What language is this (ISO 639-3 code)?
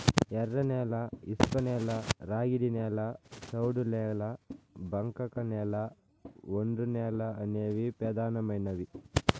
tel